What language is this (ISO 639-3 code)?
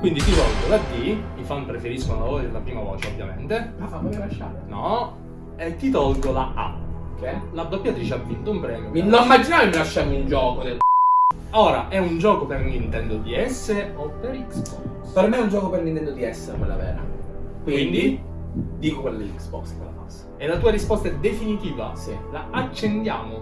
ita